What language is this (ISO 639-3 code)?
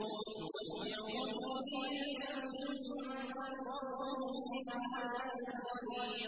ara